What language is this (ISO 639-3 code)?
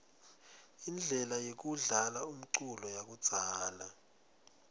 ssw